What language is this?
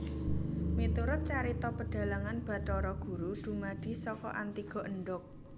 Javanese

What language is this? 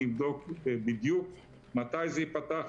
Hebrew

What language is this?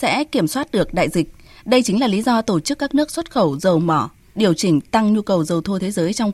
Vietnamese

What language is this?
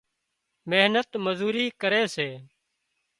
Wadiyara Koli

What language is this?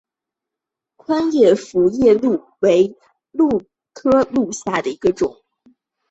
Chinese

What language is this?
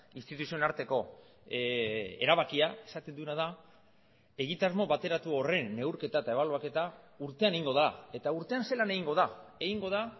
Basque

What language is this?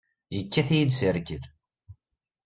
Kabyle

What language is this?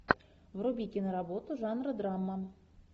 Russian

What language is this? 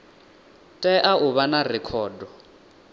Venda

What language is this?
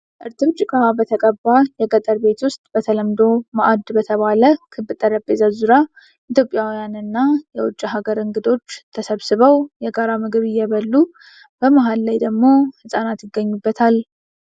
Amharic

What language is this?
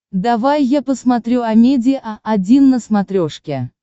Russian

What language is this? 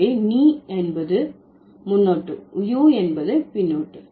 Tamil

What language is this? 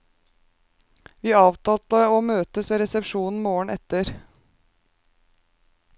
Norwegian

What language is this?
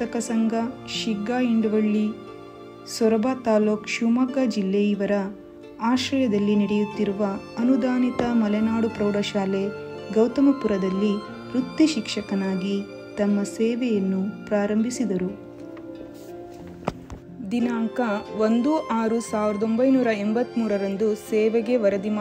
Arabic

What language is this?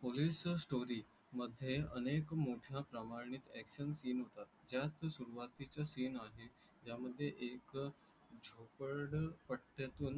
Marathi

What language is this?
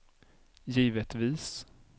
Swedish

